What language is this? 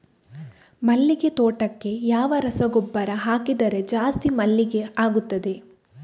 Kannada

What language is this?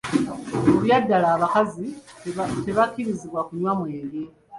Ganda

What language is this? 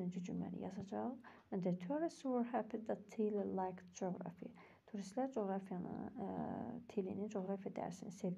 Turkish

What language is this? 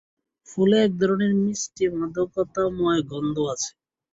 Bangla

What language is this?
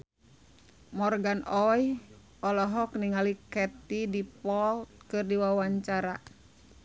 Sundanese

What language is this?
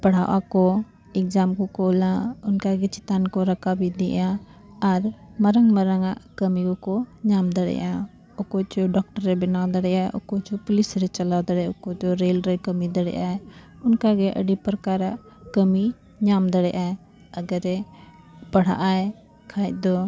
Santali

